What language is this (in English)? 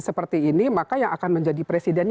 Indonesian